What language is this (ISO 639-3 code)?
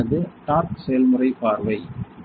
tam